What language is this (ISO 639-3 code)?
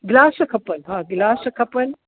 snd